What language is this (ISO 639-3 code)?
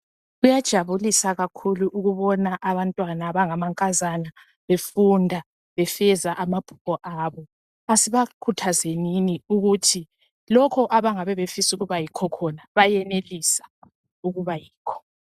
nde